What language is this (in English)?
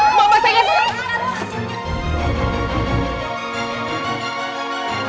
Indonesian